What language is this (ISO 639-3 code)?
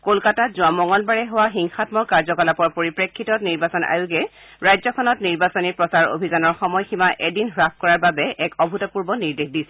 asm